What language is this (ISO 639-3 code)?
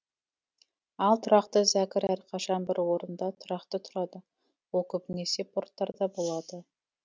kaz